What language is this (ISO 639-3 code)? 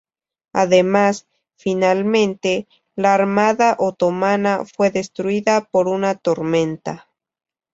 spa